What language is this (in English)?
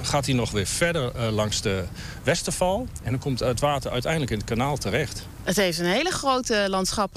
Dutch